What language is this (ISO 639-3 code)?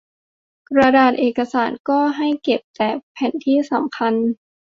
tha